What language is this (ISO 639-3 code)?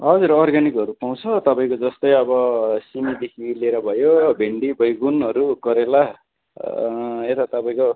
nep